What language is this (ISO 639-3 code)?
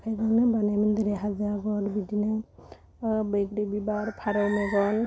brx